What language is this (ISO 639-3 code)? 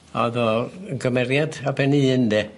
cym